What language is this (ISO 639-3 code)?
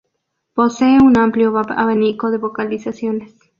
spa